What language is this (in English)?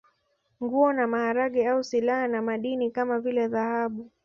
Swahili